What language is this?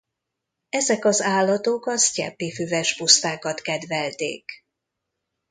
Hungarian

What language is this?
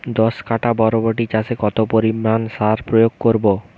Bangla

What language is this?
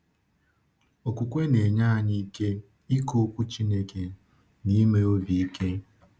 Igbo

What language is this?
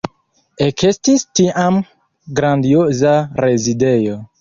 Esperanto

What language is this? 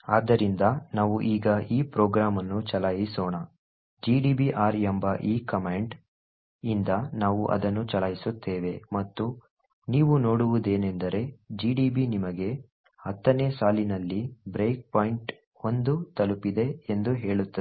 Kannada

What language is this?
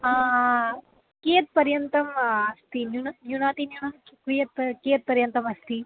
Sanskrit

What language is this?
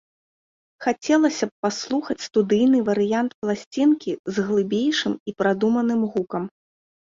Belarusian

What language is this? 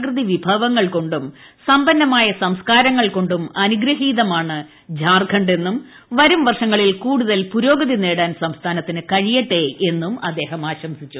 Malayalam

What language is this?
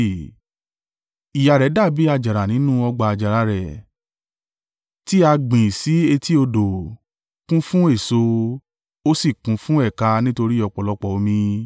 Yoruba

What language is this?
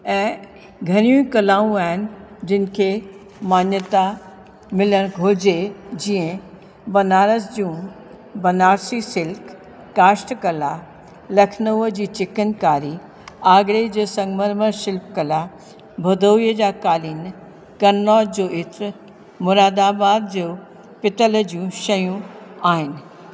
Sindhi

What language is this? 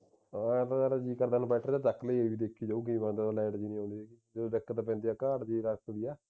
Punjabi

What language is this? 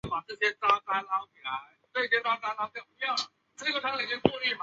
Chinese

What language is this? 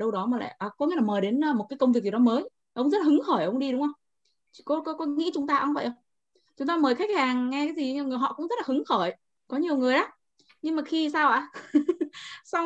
Vietnamese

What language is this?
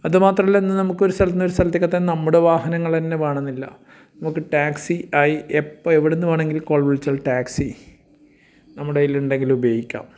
Malayalam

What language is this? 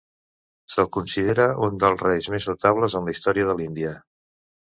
Catalan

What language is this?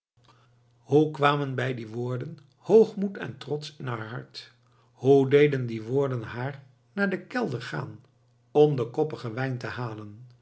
Dutch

